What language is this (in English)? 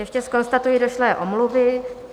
Czech